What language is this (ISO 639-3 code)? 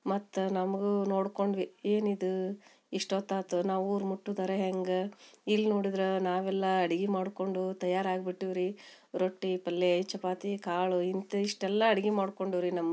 kan